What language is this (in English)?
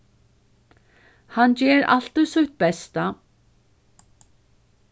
Faroese